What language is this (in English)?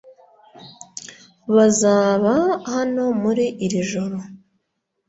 Kinyarwanda